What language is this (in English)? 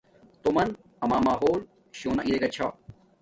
Domaaki